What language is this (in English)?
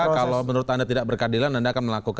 Indonesian